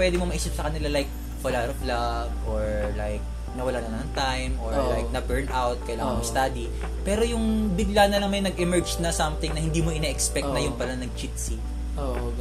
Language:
Filipino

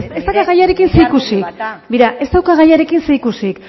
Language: Basque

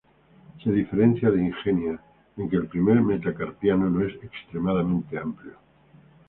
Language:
Spanish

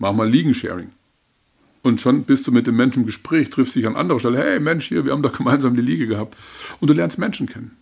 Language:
German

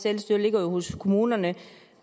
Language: Danish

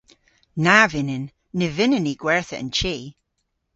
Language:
Cornish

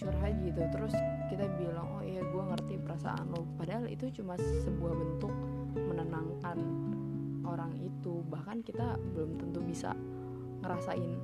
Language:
Indonesian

